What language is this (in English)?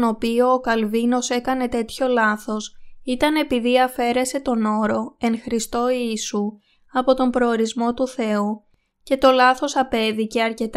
Greek